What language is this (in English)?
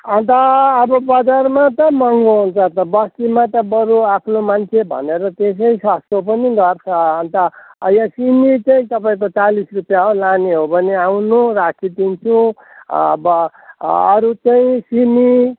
Nepali